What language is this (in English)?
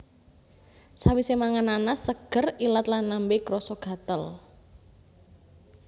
Javanese